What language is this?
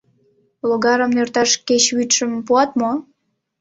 Mari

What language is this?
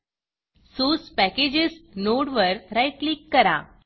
Marathi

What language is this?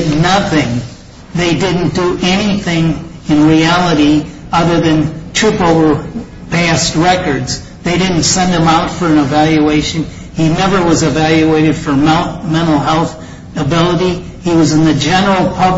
English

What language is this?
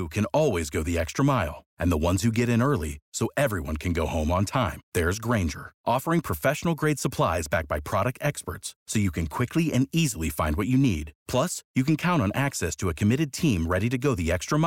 Romanian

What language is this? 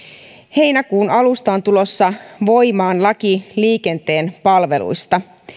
Finnish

